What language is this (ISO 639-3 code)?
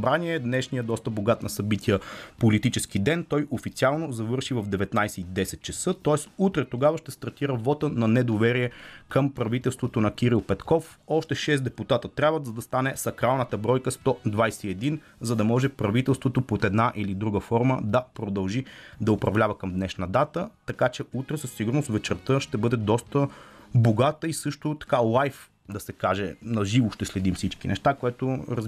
bul